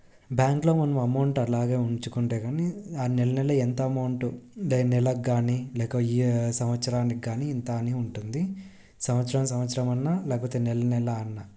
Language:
Telugu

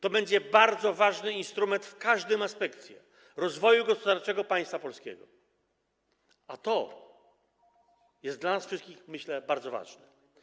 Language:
Polish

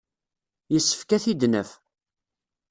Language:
Kabyle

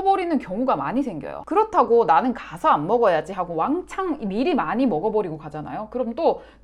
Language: Korean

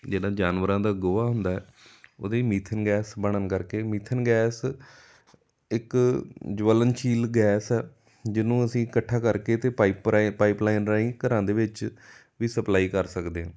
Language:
Punjabi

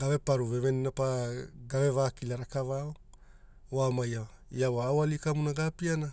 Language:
Hula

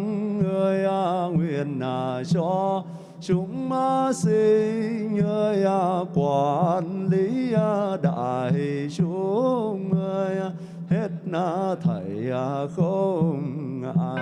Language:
Vietnamese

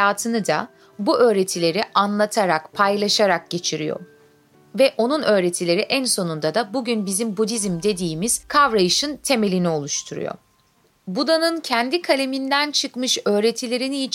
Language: Turkish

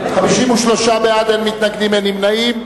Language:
Hebrew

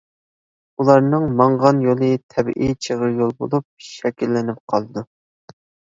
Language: Uyghur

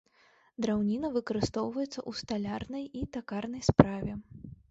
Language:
Belarusian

